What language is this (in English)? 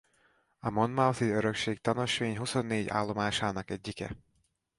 Hungarian